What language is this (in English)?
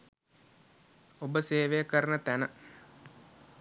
Sinhala